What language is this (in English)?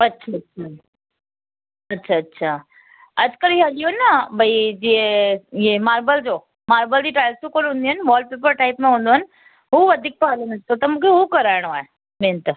Sindhi